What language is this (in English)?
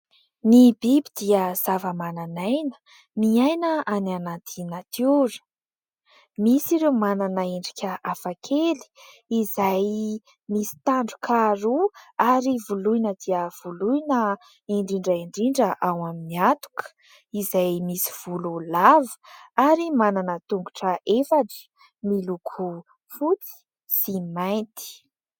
Malagasy